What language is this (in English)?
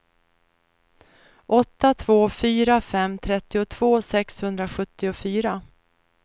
Swedish